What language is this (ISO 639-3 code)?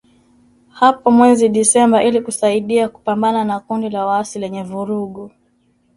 swa